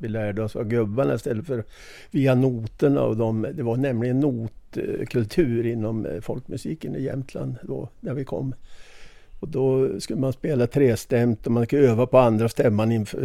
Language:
Swedish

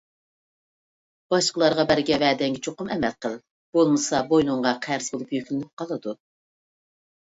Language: Uyghur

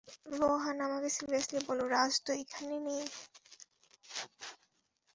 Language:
Bangla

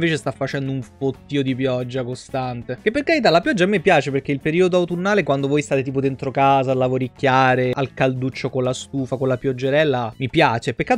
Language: Italian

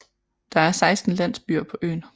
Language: Danish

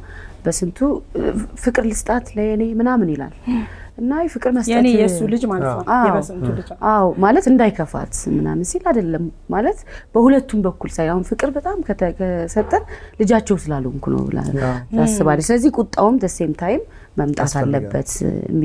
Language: Arabic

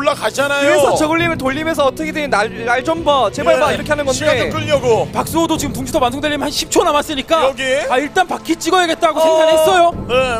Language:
Korean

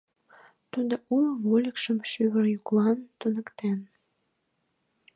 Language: Mari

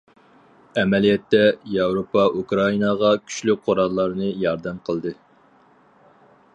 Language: Uyghur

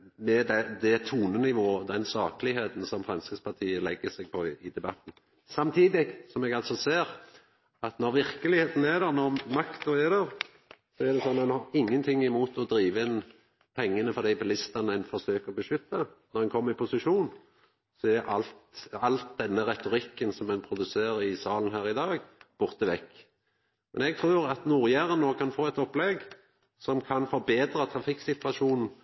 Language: Norwegian Nynorsk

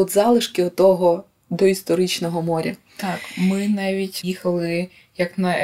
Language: Ukrainian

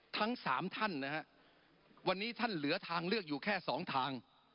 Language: Thai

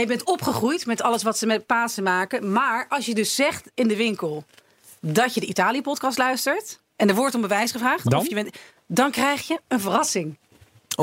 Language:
Dutch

